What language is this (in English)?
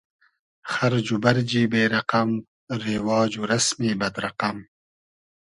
Hazaragi